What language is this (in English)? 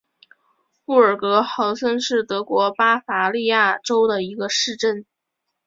Chinese